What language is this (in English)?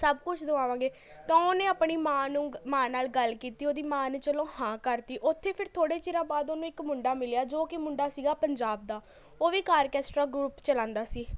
Punjabi